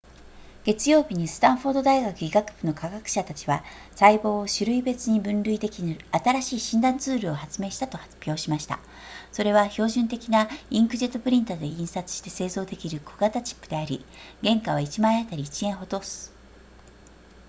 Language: Japanese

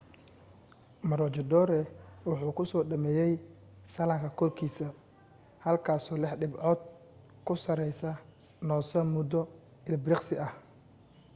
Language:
Somali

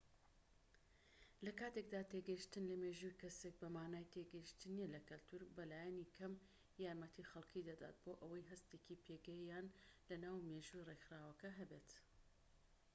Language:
Central Kurdish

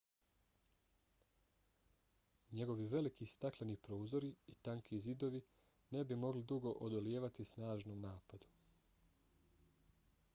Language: Bosnian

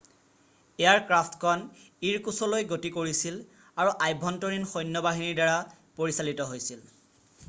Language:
Assamese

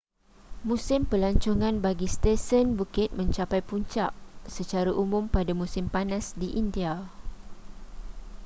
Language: Malay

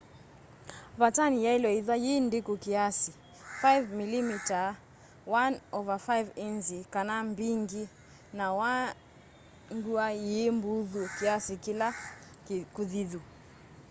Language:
Kamba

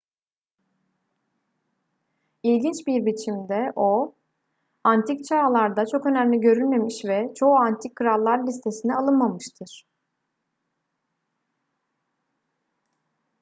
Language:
Turkish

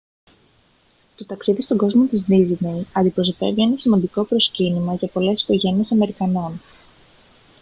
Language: Greek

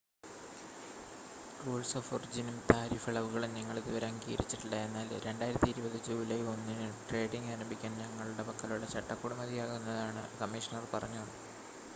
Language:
Malayalam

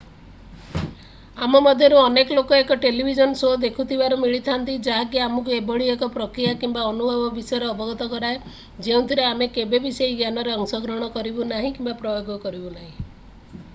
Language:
Odia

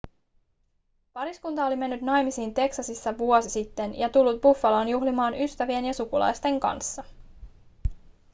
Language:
Finnish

